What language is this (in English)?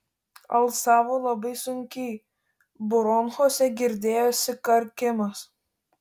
Lithuanian